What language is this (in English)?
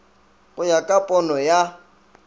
Northern Sotho